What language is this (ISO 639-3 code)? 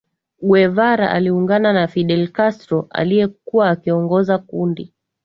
swa